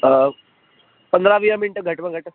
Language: Sindhi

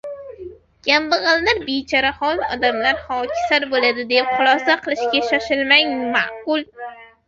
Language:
Uzbek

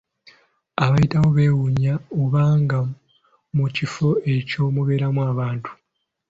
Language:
Ganda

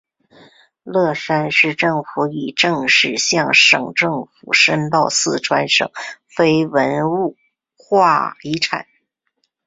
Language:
Chinese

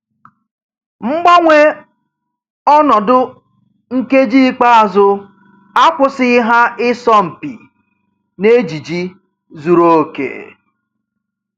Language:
Igbo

